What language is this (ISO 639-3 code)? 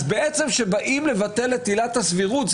heb